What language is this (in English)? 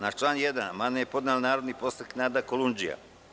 Serbian